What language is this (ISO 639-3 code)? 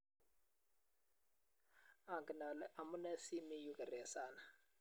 kln